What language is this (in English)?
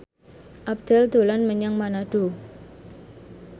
Javanese